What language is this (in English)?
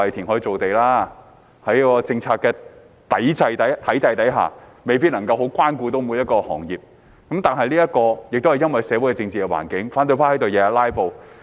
Cantonese